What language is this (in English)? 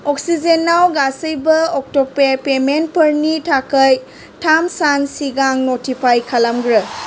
Bodo